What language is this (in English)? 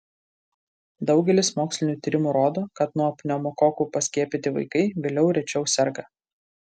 Lithuanian